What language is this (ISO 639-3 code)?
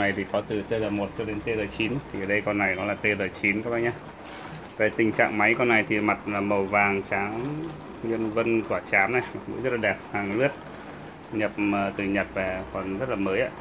vie